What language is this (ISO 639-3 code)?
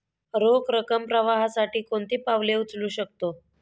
mar